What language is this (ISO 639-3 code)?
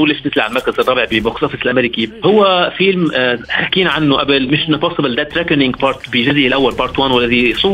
ara